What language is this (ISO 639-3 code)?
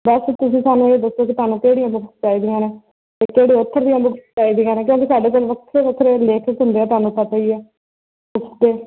pan